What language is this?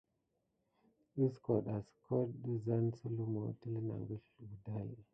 Gidar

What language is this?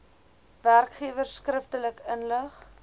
Afrikaans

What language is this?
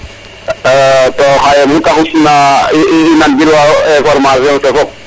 Serer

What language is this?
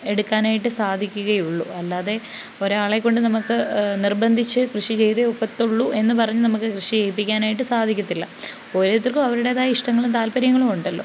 Malayalam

